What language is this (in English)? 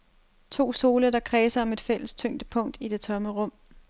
Danish